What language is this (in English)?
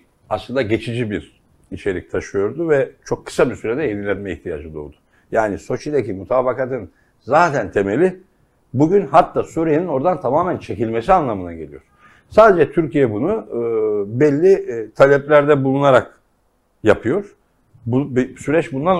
Turkish